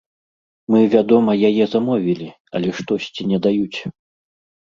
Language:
Belarusian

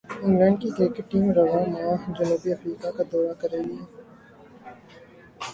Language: Urdu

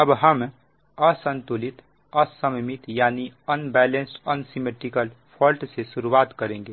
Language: Hindi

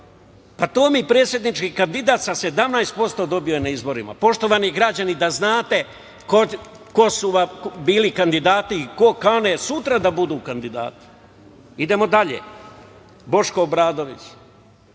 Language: Serbian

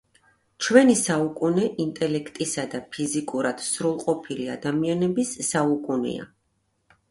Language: Georgian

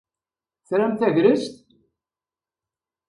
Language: Kabyle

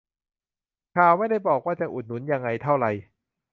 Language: Thai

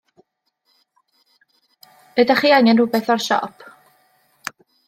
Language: Welsh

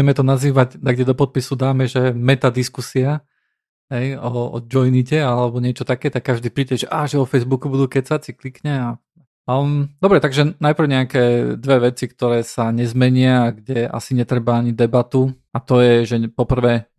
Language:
Slovak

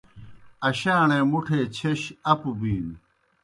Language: Kohistani Shina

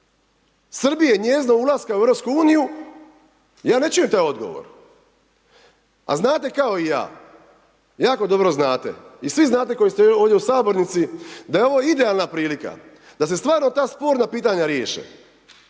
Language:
Croatian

